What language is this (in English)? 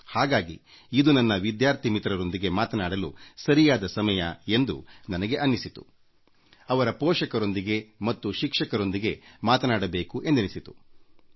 Kannada